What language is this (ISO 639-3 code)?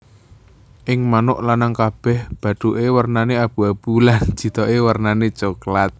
jav